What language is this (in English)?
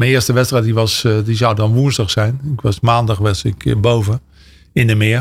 Dutch